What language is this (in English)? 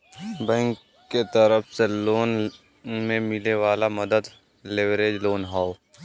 Bhojpuri